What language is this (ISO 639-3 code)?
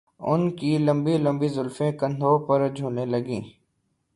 urd